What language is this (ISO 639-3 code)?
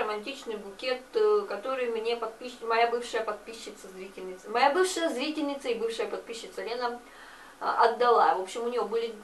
rus